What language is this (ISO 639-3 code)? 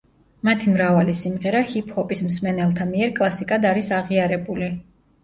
kat